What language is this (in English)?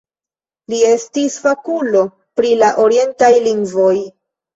Esperanto